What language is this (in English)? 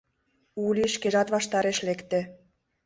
Mari